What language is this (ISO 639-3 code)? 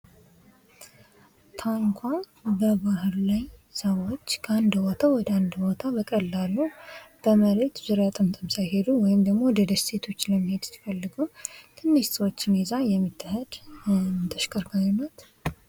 amh